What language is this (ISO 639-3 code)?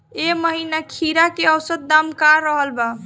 bho